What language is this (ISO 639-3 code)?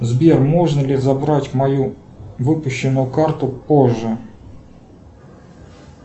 rus